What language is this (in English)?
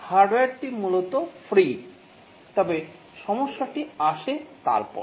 Bangla